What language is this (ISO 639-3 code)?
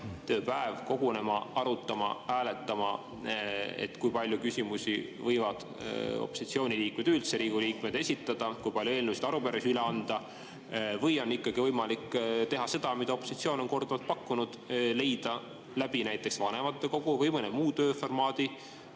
est